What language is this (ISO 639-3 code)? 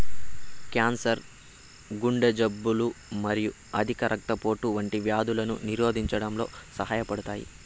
tel